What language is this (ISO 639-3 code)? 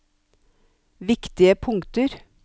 nor